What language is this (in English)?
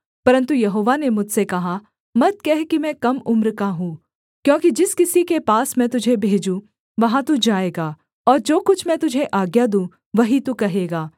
Hindi